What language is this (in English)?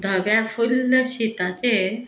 Konkani